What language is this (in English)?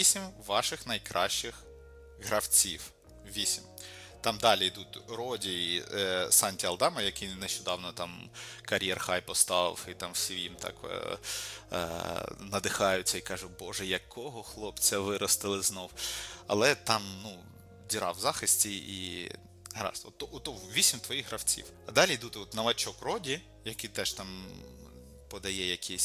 Ukrainian